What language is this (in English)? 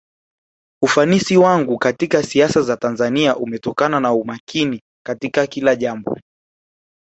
Swahili